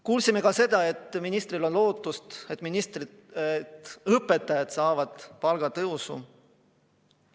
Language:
Estonian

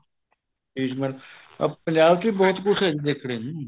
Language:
Punjabi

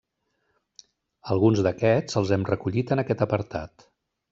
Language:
Catalan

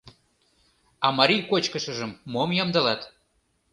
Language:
Mari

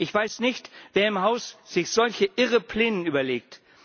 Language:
German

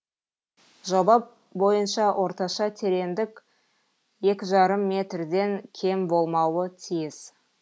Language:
Kazakh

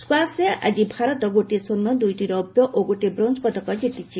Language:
Odia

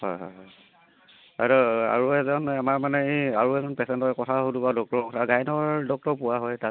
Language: Assamese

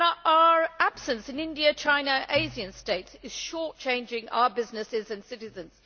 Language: English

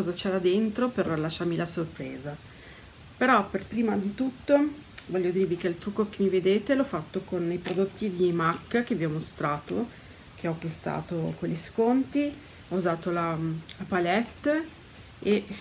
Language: Italian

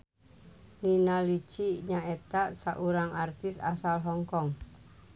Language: Sundanese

